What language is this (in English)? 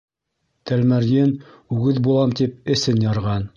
Bashkir